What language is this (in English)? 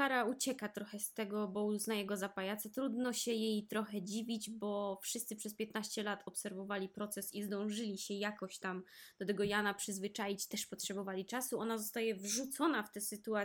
Polish